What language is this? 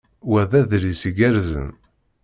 Kabyle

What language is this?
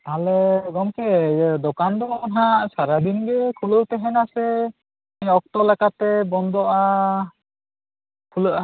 Santali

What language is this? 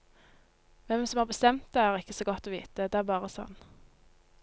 Norwegian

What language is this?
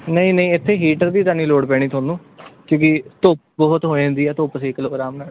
Punjabi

